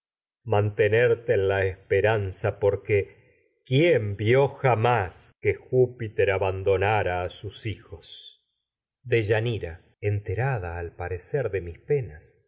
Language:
Spanish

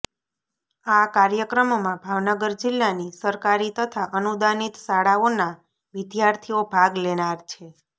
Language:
Gujarati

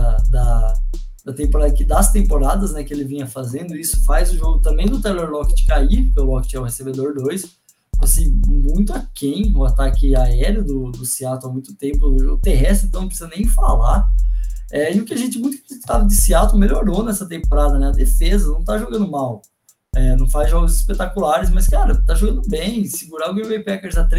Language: Portuguese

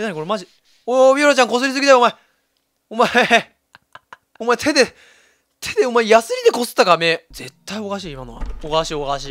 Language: Japanese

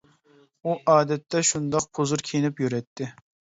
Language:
Uyghur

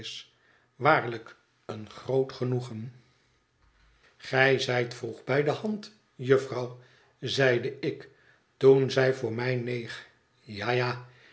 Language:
Dutch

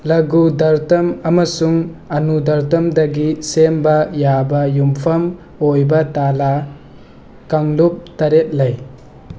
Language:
Manipuri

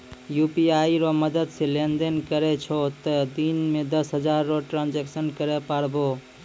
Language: Maithili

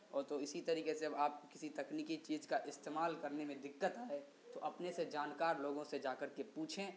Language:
Urdu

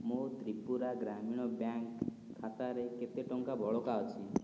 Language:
Odia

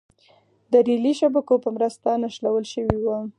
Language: Pashto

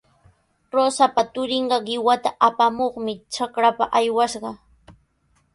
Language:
Sihuas Ancash Quechua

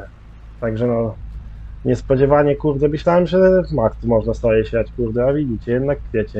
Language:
Polish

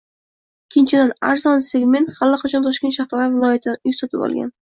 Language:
Uzbek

